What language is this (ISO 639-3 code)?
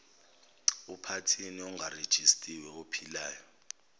zul